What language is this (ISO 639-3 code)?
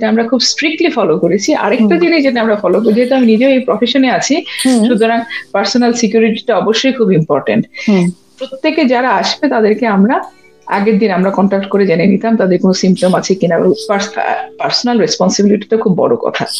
ben